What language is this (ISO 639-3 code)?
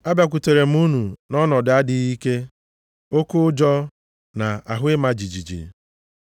ibo